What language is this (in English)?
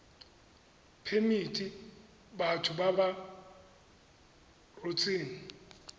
Tswana